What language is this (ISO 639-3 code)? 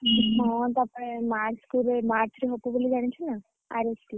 ori